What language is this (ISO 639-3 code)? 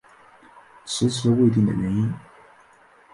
zho